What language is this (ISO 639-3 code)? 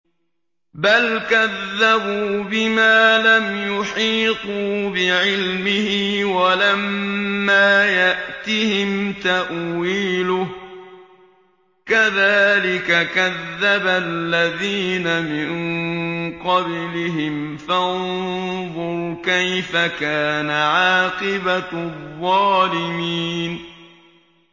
ara